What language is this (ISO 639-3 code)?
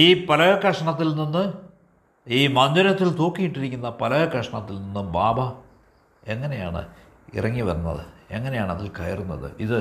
mal